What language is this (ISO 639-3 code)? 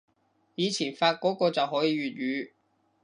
yue